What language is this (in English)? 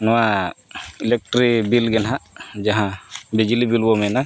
Santali